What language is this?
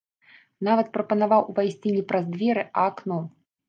Belarusian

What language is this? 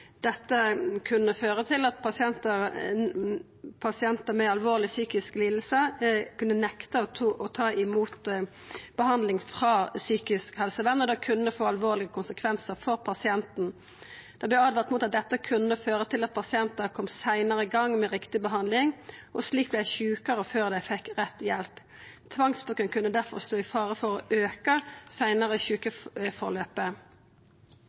Norwegian Nynorsk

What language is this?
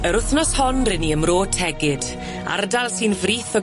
Welsh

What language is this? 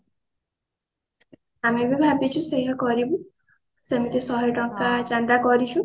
Odia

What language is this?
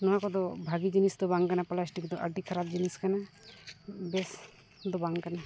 Santali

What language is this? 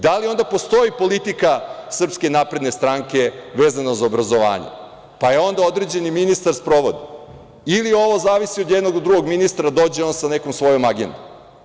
Serbian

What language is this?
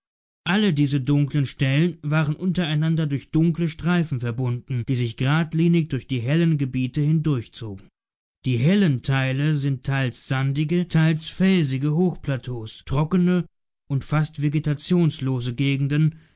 German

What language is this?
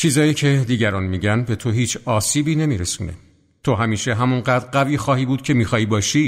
Persian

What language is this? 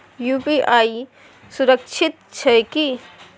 Maithili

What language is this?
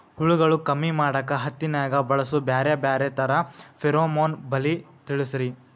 Kannada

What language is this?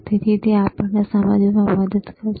Gujarati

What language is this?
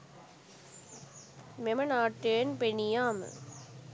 Sinhala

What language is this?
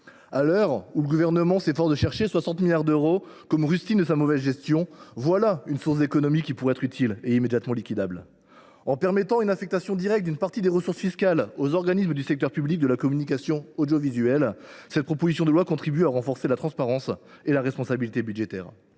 French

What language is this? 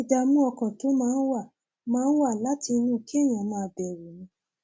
Yoruba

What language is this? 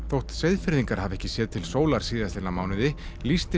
Icelandic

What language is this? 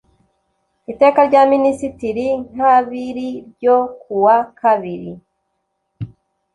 Kinyarwanda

